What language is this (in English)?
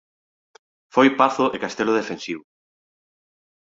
Galician